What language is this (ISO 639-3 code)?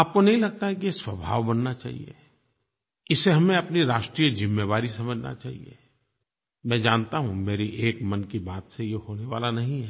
hin